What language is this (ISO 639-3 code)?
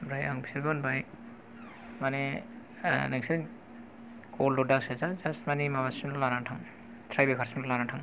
brx